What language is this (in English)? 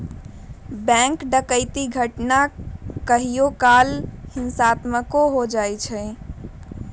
Magahi